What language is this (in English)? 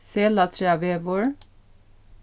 Faroese